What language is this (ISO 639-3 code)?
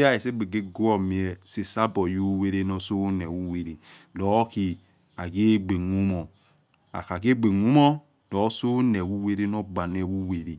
ets